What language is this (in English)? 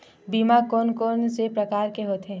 Chhattisgarhi